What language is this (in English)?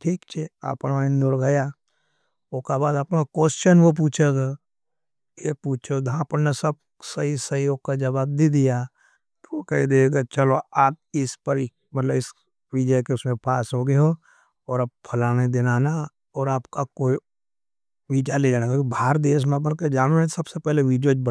Nimadi